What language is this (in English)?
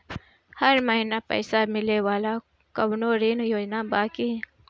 Bhojpuri